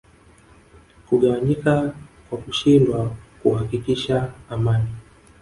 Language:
Swahili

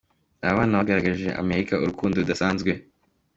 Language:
Kinyarwanda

